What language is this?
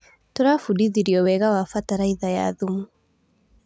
Kikuyu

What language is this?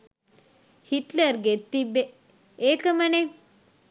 Sinhala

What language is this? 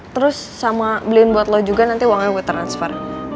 Indonesian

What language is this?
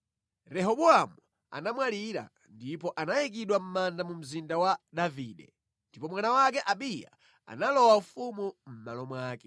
Nyanja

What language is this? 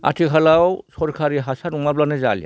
Bodo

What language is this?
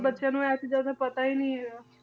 Punjabi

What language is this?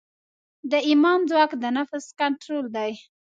Pashto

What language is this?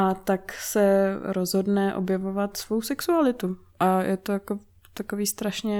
Czech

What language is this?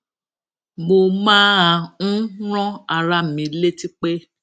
Yoruba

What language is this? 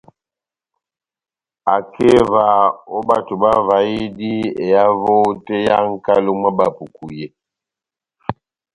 Batanga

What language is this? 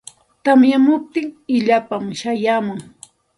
Santa Ana de Tusi Pasco Quechua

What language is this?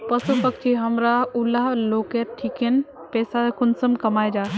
Magahi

